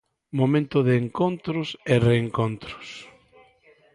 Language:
Galician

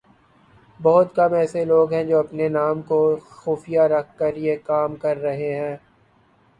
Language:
Urdu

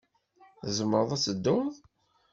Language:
Kabyle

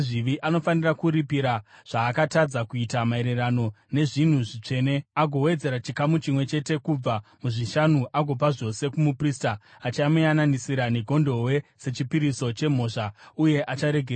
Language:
Shona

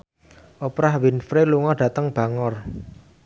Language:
Javanese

